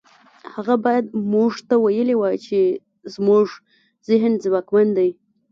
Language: Pashto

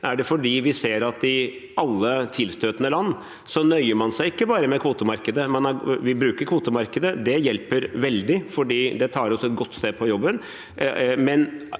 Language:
Norwegian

